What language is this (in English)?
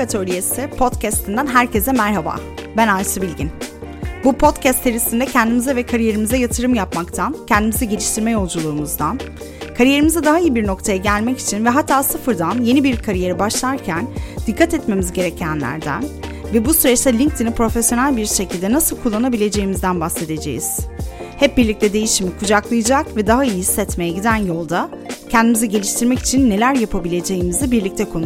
Turkish